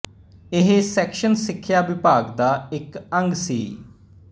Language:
Punjabi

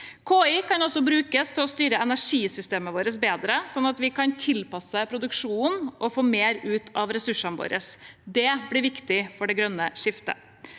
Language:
Norwegian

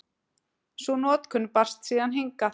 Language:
Icelandic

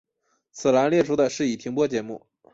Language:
Chinese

